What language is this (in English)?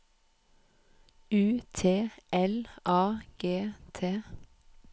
Norwegian